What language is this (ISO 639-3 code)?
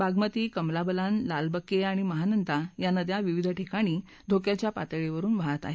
mar